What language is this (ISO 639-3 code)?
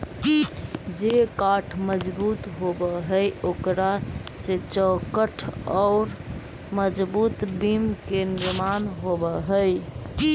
mag